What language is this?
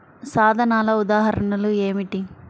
Telugu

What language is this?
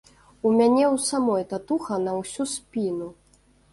Belarusian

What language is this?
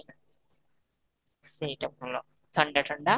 Odia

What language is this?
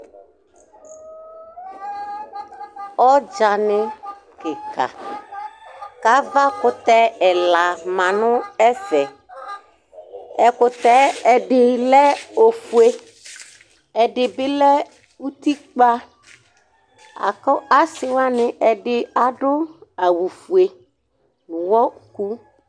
Ikposo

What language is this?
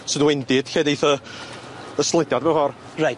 Welsh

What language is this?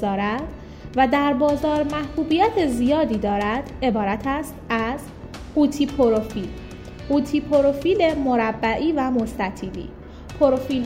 Persian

